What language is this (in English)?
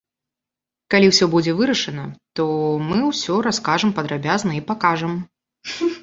Belarusian